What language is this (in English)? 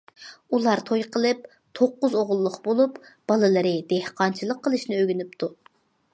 Uyghur